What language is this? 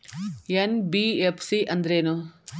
Kannada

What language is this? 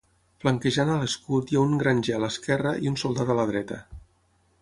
Catalan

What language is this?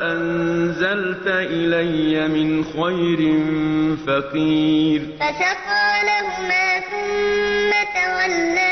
Arabic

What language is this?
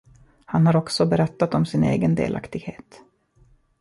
Swedish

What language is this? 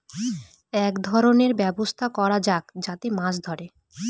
Bangla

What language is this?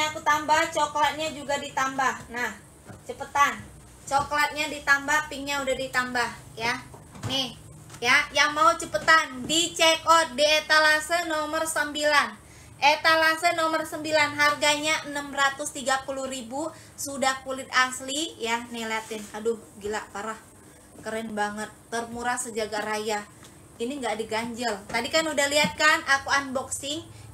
Indonesian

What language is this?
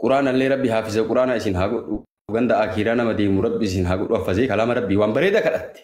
Arabic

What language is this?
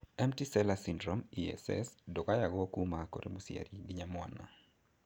Kikuyu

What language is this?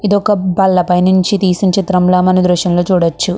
Telugu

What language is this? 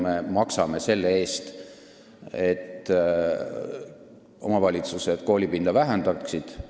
Estonian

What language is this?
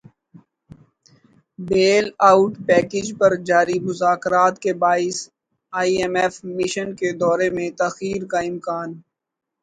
Urdu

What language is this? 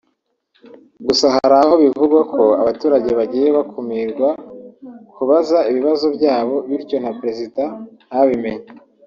Kinyarwanda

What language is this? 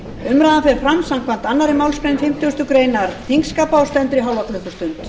Icelandic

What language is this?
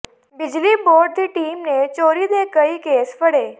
Punjabi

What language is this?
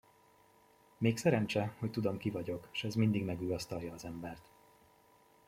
Hungarian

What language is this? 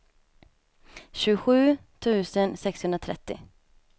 Swedish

